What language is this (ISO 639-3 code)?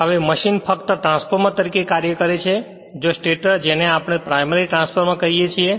guj